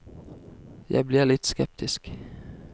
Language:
Norwegian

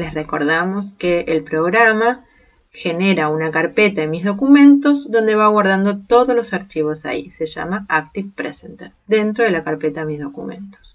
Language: Spanish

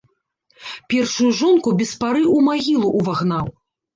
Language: Belarusian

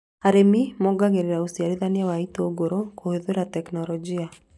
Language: Kikuyu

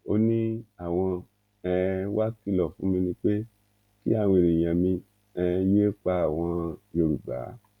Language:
Yoruba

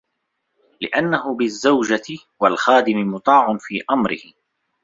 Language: Arabic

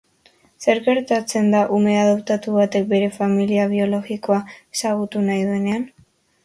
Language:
Basque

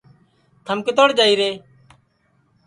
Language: Sansi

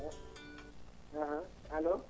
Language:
Fula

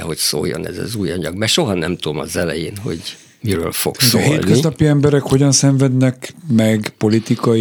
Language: Hungarian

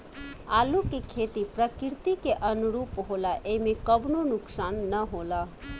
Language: Bhojpuri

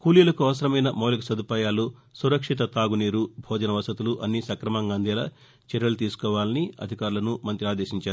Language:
Telugu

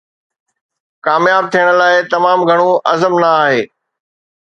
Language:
Sindhi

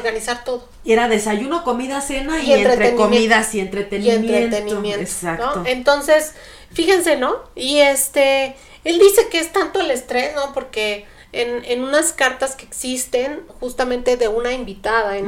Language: Spanish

